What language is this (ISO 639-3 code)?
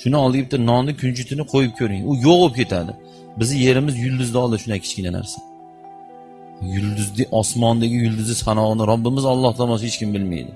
tur